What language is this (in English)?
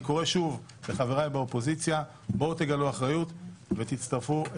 Hebrew